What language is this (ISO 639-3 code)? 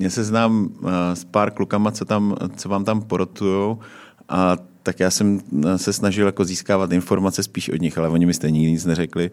ces